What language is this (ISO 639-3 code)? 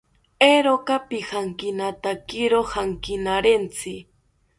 cpy